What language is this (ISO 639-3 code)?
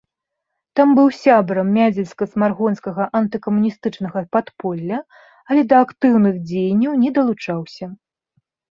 bel